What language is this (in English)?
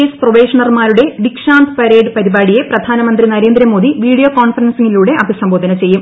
Malayalam